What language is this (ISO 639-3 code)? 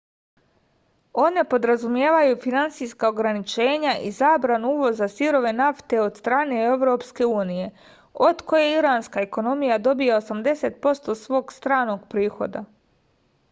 srp